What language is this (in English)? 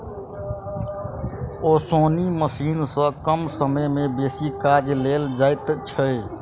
Maithili